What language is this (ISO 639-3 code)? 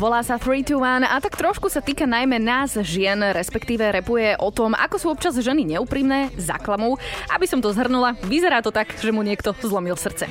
slk